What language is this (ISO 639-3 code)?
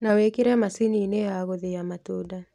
kik